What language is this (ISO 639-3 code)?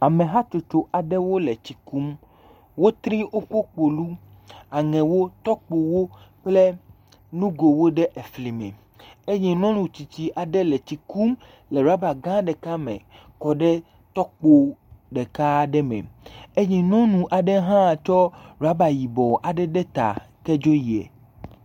ewe